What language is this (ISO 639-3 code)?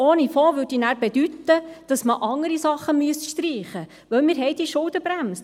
gsw